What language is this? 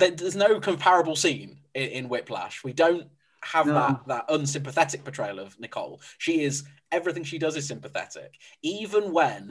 English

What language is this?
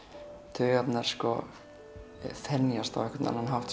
Icelandic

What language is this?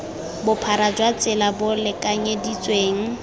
Tswana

